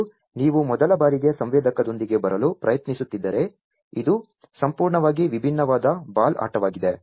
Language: Kannada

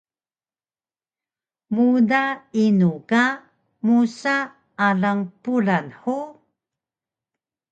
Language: Taroko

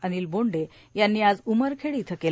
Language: Marathi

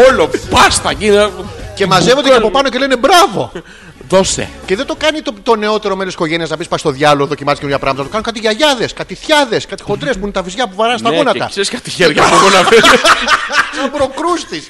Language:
Greek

